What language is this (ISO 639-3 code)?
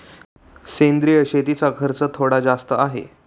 mar